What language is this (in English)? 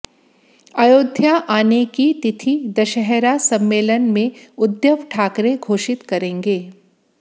Hindi